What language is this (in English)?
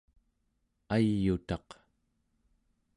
Central Yupik